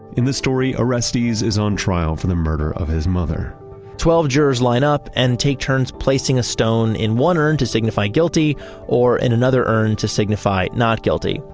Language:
English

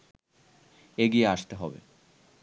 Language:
Bangla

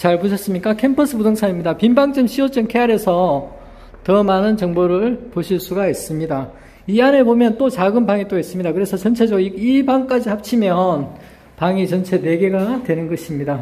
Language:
Korean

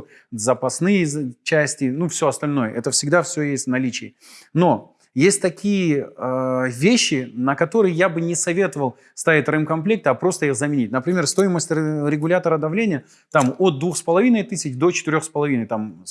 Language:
Russian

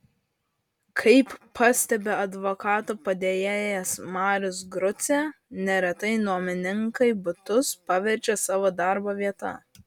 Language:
Lithuanian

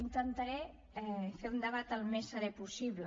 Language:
Catalan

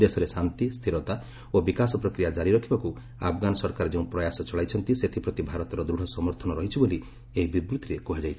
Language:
Odia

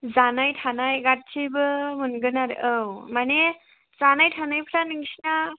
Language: Bodo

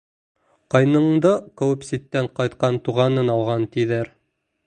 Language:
Bashkir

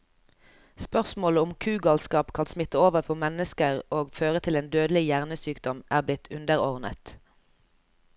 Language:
Norwegian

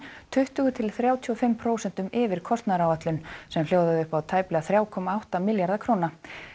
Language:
Icelandic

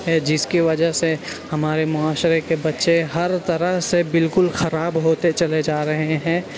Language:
Urdu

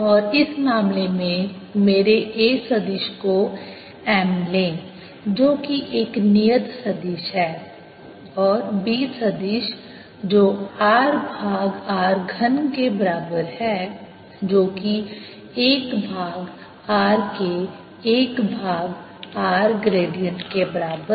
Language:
Hindi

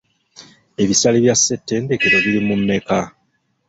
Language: Ganda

